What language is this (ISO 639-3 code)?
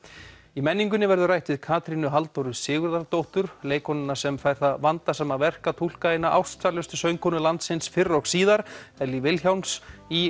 isl